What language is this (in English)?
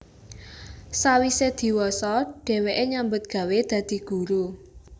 Javanese